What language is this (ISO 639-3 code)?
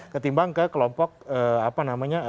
ind